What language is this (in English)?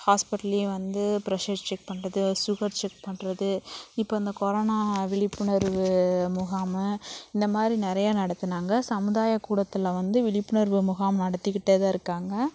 Tamil